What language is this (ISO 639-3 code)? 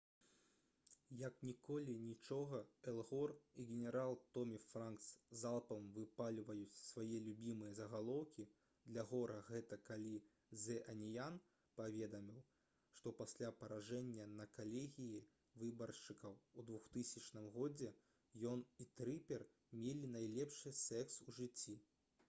bel